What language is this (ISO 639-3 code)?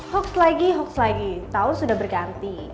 ind